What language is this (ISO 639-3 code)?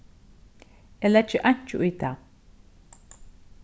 fao